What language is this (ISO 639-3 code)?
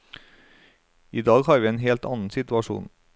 nor